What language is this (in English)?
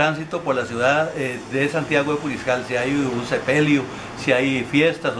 Spanish